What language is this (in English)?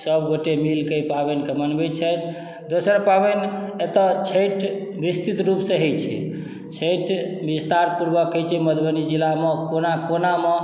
Maithili